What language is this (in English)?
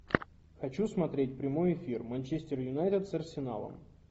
Russian